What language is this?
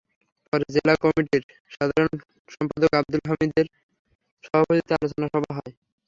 Bangla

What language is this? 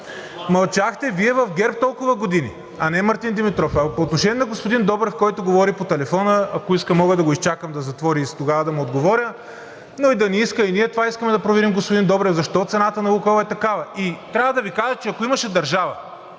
Bulgarian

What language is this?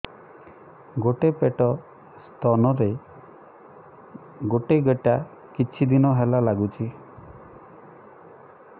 Odia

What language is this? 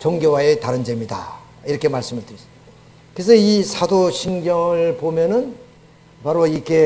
Korean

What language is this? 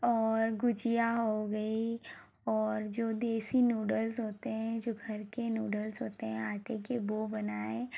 Hindi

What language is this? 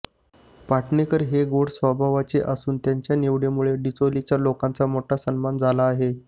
Marathi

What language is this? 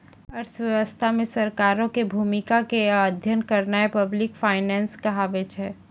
Maithili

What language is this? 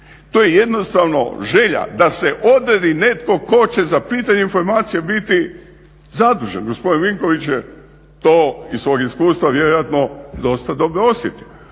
Croatian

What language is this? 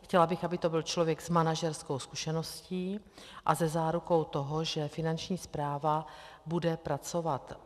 Czech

